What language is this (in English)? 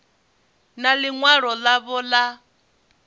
Venda